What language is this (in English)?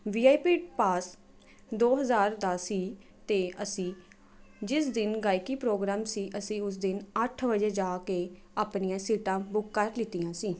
Punjabi